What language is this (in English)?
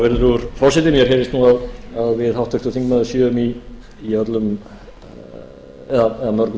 Icelandic